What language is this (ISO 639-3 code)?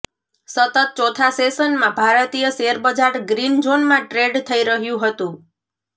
guj